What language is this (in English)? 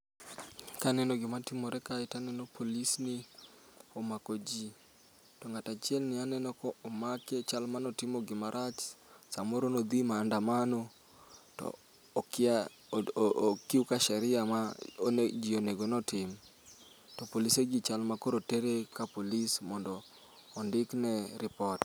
Luo (Kenya and Tanzania)